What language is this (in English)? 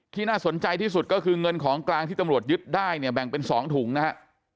Thai